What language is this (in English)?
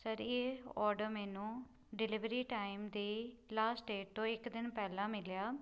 Punjabi